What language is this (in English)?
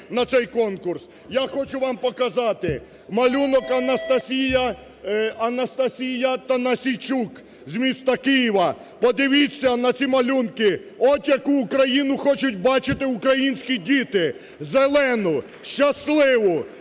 Ukrainian